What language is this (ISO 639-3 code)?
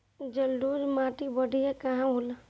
bho